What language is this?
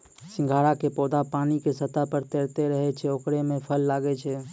Maithili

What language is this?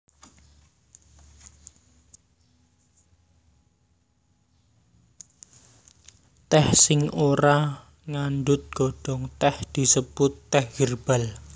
Javanese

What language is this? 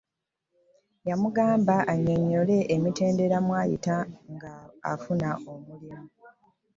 Ganda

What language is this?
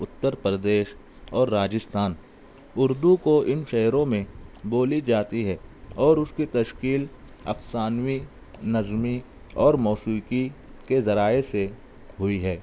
Urdu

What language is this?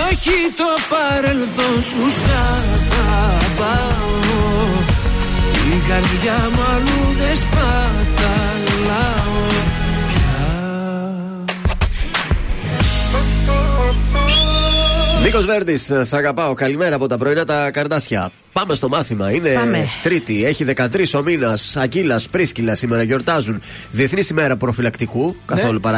Greek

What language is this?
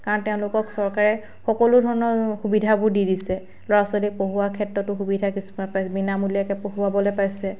Assamese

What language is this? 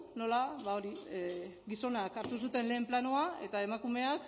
Basque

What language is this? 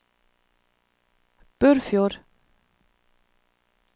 Norwegian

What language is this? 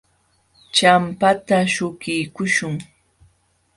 Jauja Wanca Quechua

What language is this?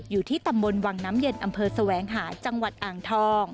Thai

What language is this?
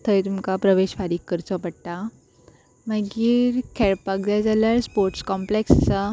Konkani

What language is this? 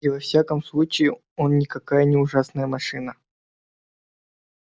Russian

